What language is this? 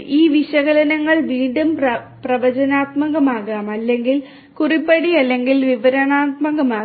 Malayalam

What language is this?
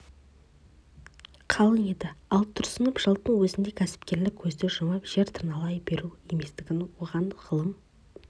Kazakh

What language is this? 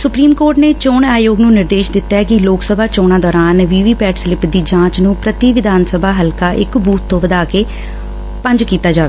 Punjabi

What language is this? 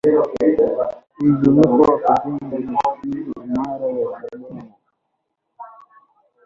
Swahili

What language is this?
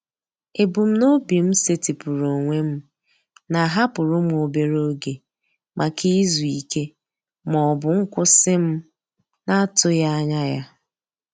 Igbo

